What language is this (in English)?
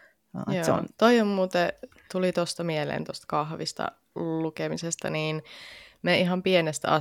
Finnish